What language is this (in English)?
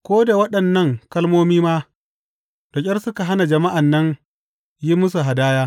Hausa